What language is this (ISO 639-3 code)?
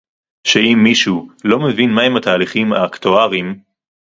heb